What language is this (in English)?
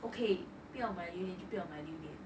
English